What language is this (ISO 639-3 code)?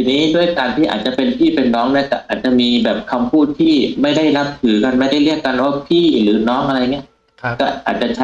tha